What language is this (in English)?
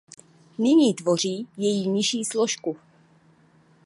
Czech